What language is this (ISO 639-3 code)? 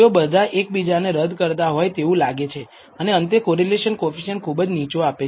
guj